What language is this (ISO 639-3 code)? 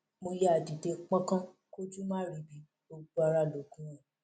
yor